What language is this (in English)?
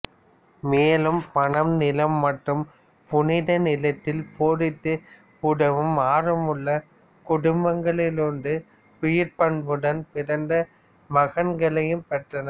Tamil